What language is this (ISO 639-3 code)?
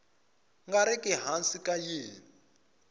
tso